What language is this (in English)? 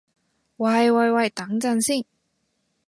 Cantonese